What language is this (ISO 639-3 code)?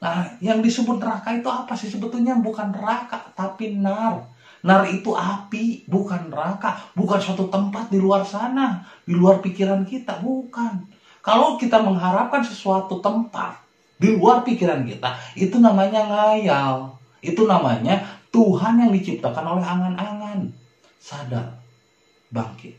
ind